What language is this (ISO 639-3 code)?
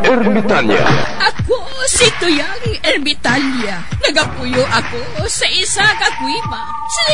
fil